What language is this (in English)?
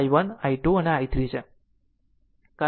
Gujarati